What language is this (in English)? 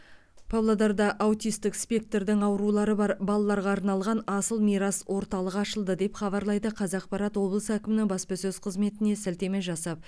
Kazakh